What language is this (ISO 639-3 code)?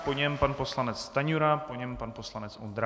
ces